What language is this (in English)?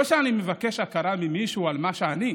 Hebrew